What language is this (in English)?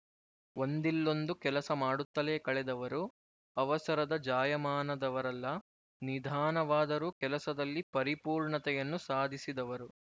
Kannada